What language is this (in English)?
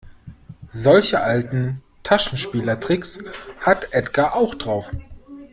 German